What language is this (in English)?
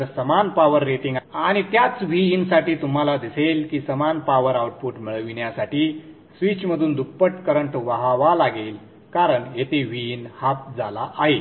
Marathi